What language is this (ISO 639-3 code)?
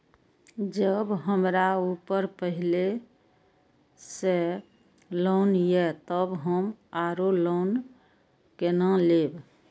mai